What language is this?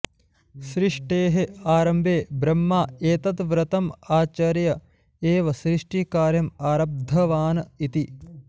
Sanskrit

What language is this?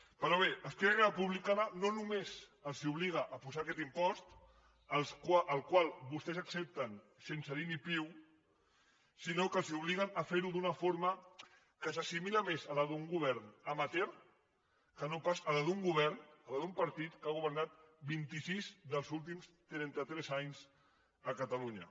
Catalan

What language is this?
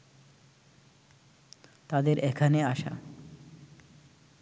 Bangla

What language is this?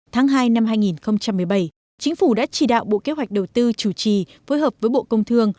Vietnamese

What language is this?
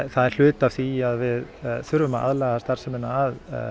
Icelandic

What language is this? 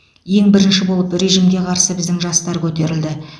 Kazakh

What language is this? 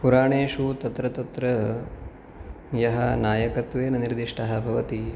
Sanskrit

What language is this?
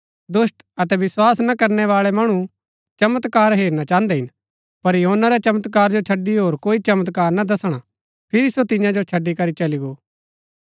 Gaddi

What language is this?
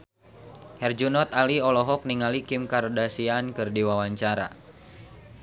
Sundanese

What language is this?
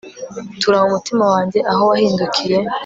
Kinyarwanda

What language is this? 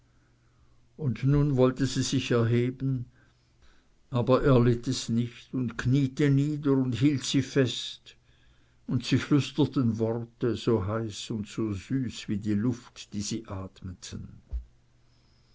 German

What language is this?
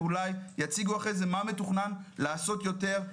Hebrew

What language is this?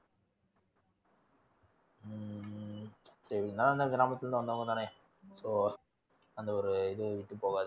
Tamil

